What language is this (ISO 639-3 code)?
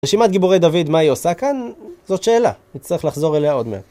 heb